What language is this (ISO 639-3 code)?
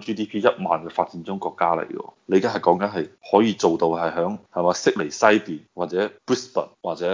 zho